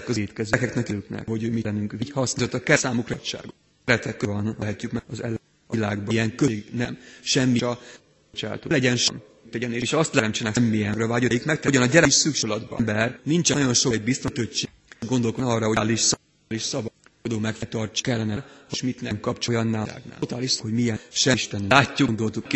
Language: Hungarian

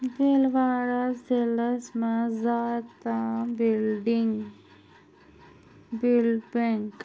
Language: Kashmiri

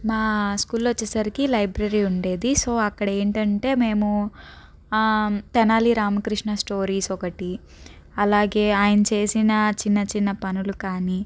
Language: Telugu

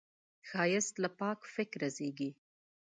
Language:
Pashto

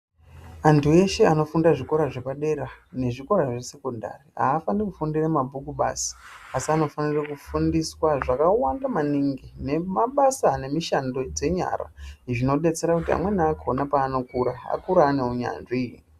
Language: Ndau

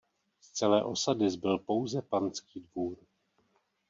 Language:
Czech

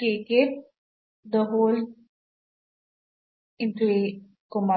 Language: Kannada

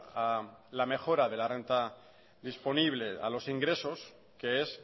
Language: Spanish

